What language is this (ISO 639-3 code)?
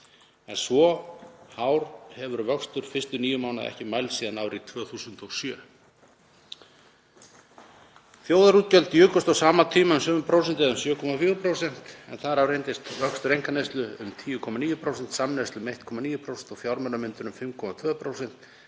isl